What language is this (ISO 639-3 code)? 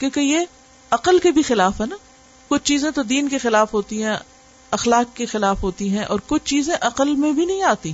urd